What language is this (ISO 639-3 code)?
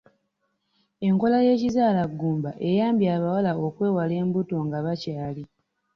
lug